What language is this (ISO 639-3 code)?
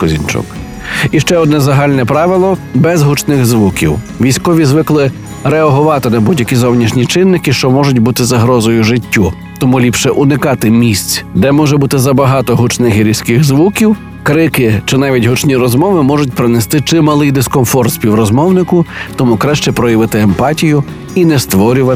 ukr